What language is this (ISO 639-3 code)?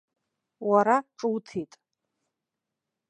abk